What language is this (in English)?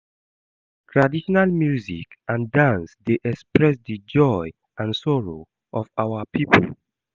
Nigerian Pidgin